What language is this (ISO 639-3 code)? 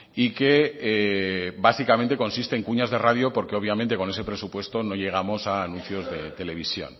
spa